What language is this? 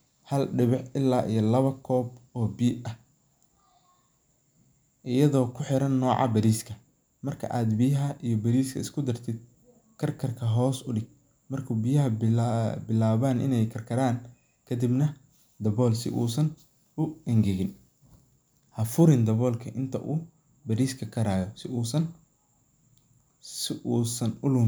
Somali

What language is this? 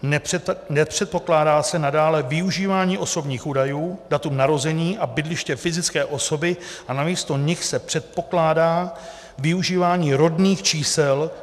Czech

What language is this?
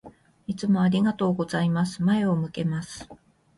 Japanese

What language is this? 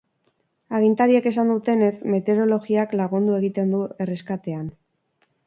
Basque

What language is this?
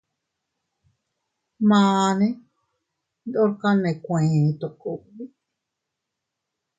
Teutila Cuicatec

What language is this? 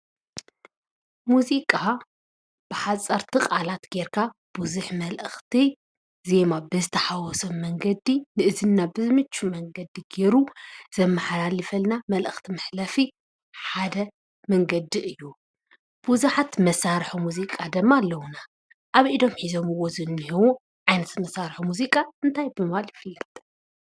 Tigrinya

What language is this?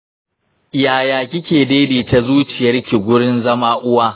Hausa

